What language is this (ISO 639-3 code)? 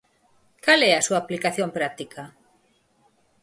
glg